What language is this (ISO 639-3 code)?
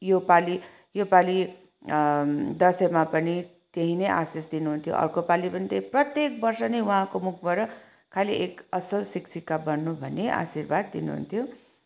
nep